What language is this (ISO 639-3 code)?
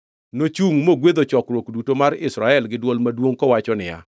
luo